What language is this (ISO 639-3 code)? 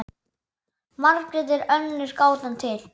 isl